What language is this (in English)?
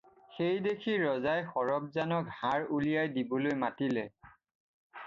Assamese